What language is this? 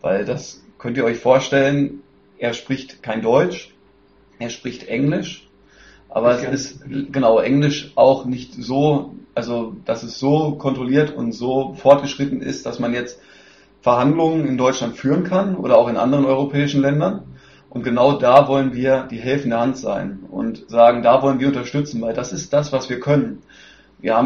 German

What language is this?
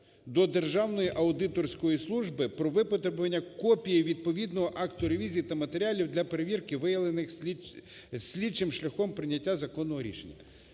Ukrainian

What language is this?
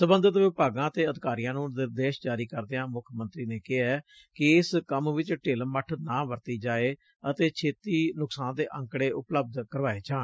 Punjabi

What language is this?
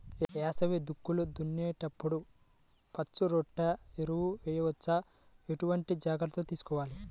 Telugu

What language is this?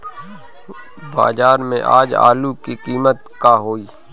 Bhojpuri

